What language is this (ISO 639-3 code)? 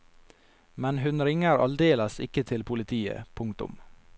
nor